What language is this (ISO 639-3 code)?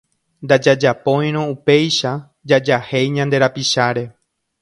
grn